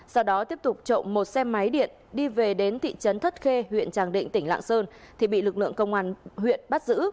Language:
Vietnamese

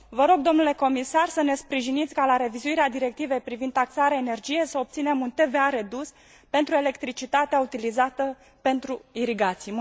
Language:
Romanian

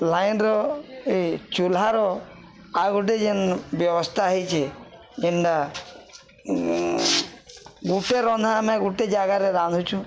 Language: Odia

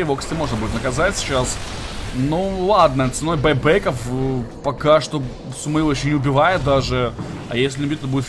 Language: Russian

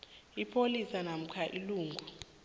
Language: South Ndebele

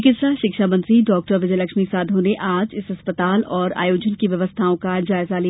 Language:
Hindi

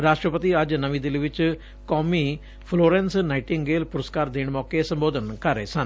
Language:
Punjabi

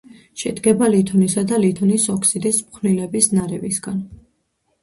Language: Georgian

